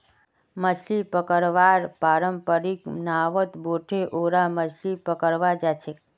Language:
Magahi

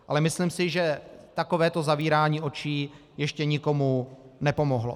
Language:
Czech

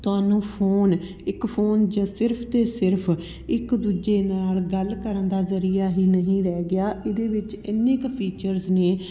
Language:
Punjabi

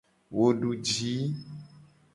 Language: Gen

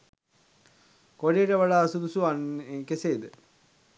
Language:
Sinhala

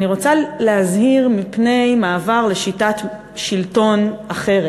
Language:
Hebrew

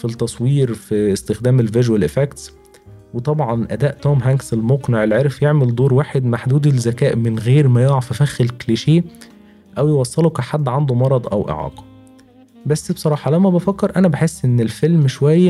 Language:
Arabic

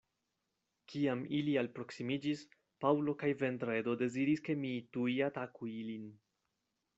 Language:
Esperanto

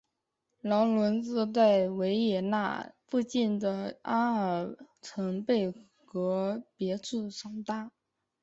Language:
Chinese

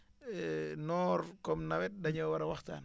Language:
Wolof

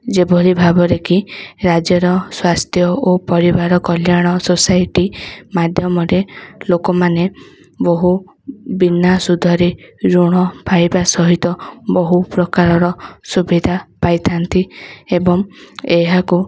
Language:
Odia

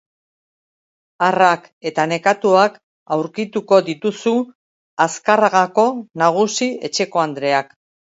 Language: Basque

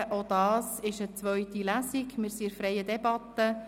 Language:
Swiss German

